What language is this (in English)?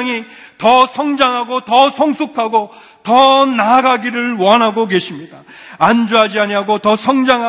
Korean